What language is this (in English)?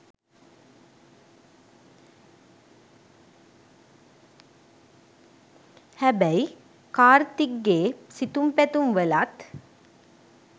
Sinhala